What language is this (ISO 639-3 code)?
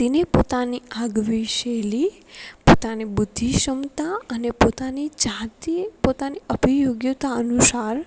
guj